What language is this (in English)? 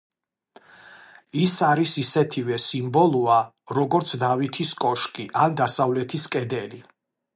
Georgian